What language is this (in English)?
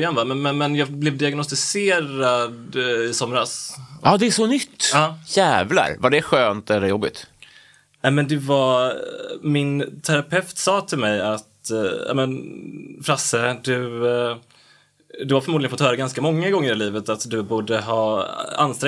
Swedish